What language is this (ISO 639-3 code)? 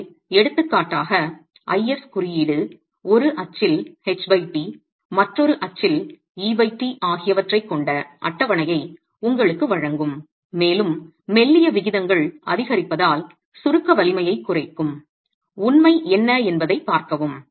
tam